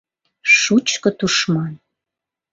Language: Mari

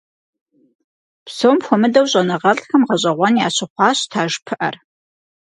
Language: Kabardian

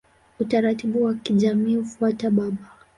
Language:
Swahili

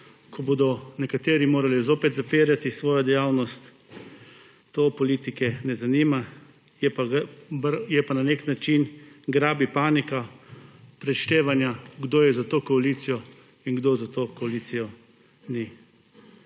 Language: Slovenian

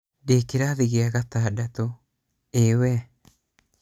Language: Kikuyu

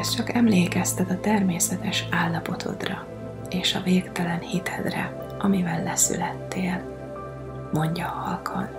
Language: Hungarian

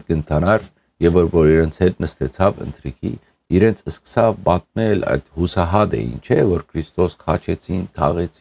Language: Turkish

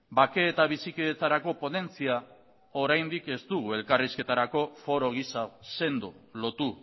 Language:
Basque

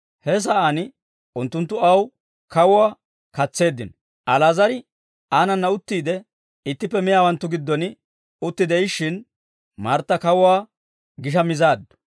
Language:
Dawro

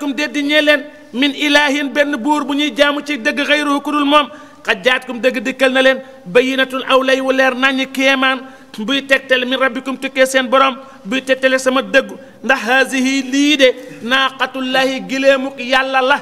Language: Arabic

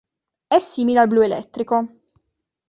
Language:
Italian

